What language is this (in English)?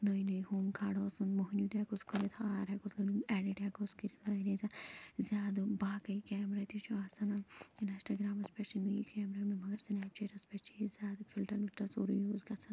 Kashmiri